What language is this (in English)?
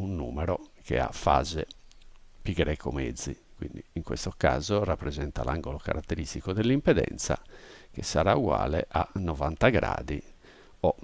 Italian